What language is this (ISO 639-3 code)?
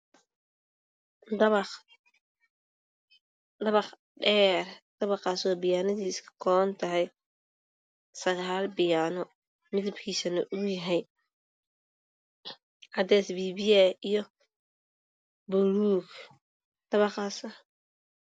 som